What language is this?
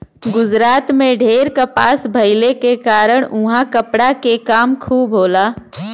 Bhojpuri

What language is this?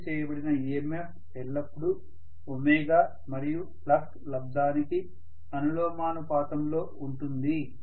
Telugu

